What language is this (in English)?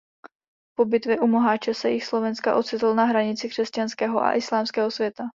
Czech